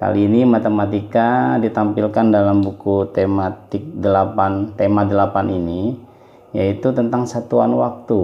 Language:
Indonesian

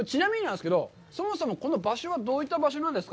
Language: Japanese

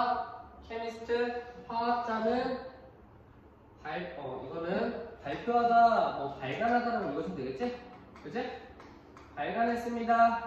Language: Korean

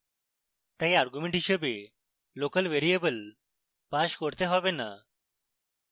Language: Bangla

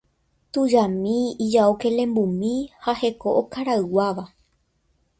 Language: Guarani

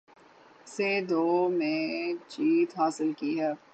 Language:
Urdu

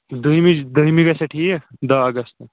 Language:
Kashmiri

